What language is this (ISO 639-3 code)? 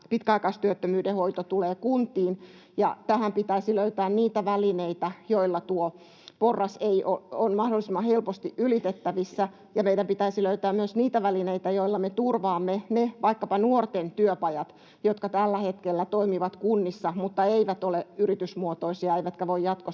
fin